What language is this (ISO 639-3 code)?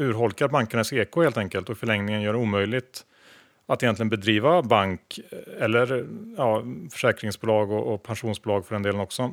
swe